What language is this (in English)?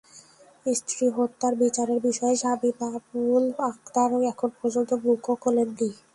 Bangla